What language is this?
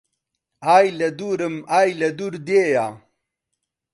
Central Kurdish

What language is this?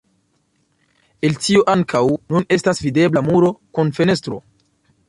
Esperanto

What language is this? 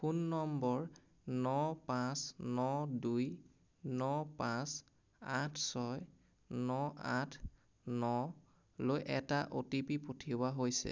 Assamese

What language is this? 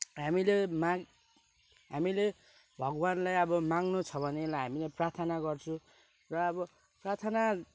Nepali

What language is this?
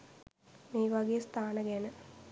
Sinhala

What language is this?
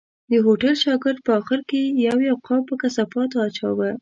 Pashto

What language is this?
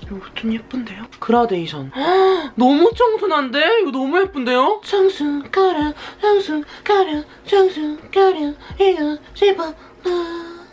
Korean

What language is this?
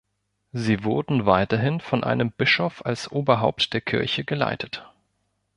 German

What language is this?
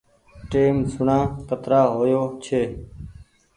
Goaria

